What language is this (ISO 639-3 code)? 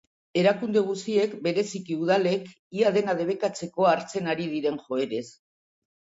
eus